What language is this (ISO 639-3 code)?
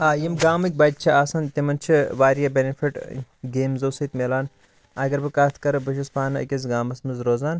kas